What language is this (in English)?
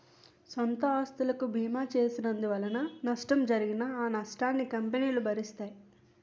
Telugu